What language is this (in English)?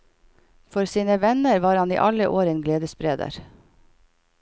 Norwegian